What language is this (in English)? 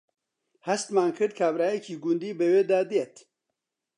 Central Kurdish